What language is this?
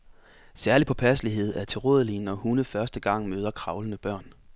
Danish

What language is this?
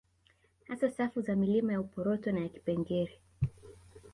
Swahili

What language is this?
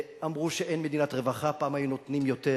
Hebrew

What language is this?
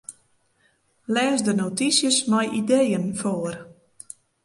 Western Frisian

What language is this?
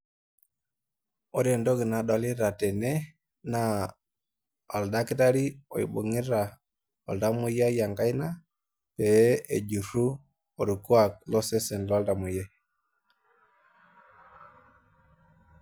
Masai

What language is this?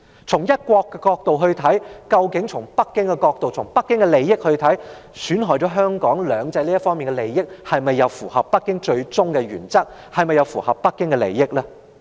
Cantonese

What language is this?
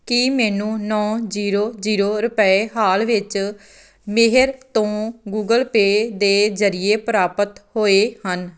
Punjabi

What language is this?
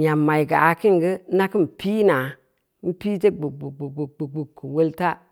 Samba Leko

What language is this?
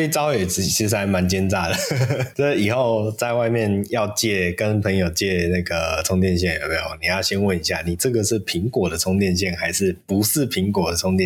Chinese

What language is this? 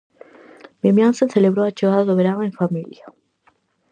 Galician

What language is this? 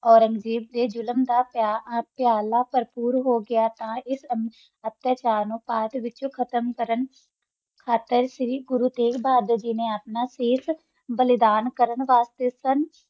Punjabi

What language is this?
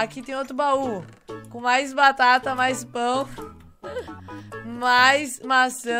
Portuguese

